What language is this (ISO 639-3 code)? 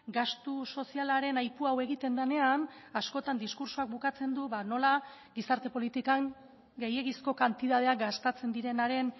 eus